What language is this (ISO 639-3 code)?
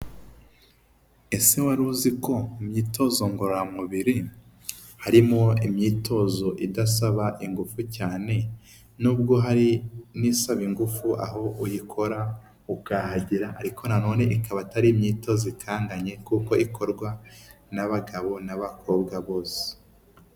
kin